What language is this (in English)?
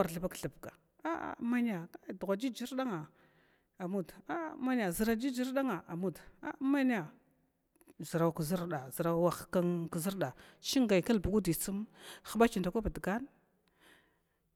Glavda